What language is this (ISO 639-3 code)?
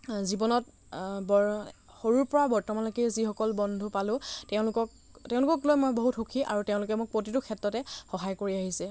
asm